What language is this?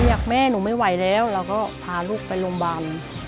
Thai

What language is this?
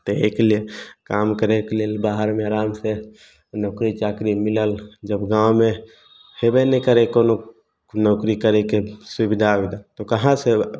Maithili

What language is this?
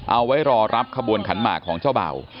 Thai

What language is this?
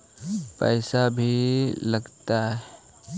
Magahi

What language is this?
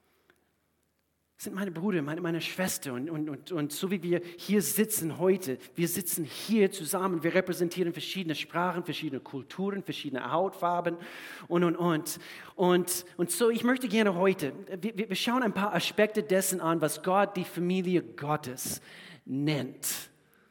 German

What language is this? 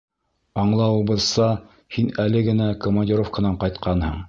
Bashkir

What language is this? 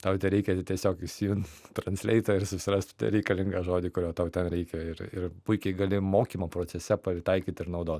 Lithuanian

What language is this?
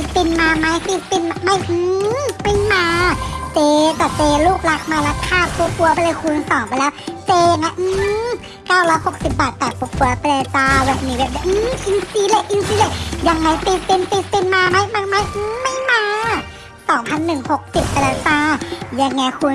Thai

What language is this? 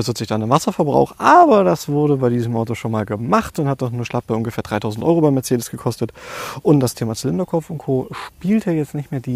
German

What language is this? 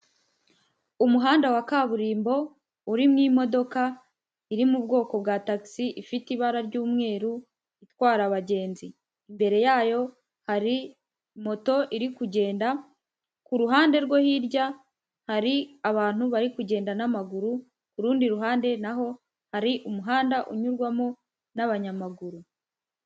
Kinyarwanda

